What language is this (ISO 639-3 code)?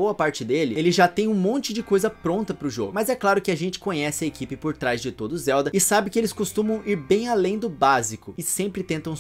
por